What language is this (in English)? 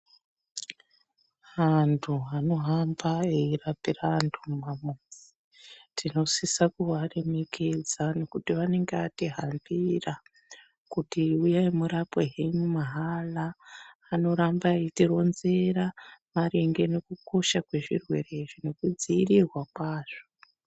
Ndau